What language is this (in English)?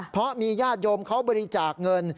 Thai